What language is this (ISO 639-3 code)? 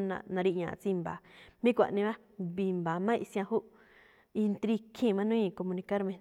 tcf